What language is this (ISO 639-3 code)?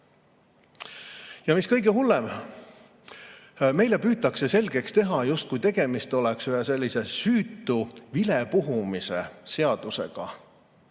est